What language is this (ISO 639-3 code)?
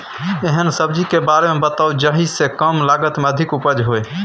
mai